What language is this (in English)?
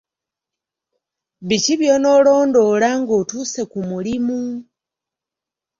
Ganda